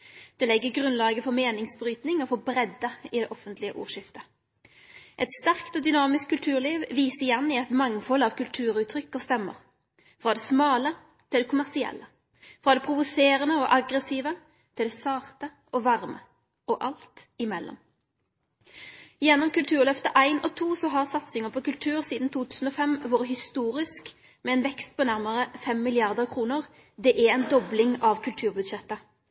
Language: Norwegian Nynorsk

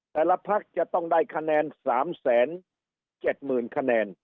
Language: Thai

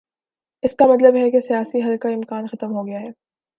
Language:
Urdu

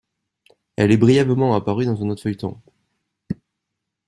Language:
French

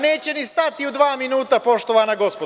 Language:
Serbian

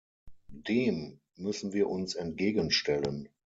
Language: German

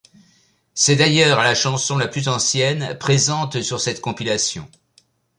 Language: French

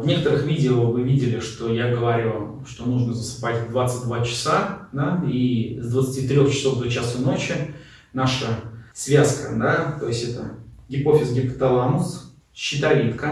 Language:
Russian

